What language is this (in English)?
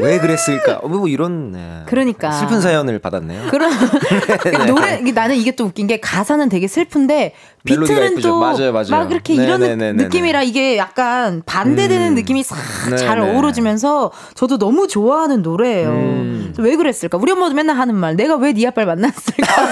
Korean